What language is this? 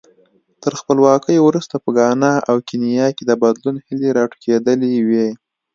Pashto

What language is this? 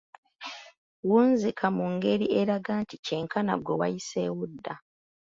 Ganda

